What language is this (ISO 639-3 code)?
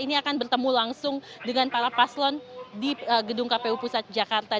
ind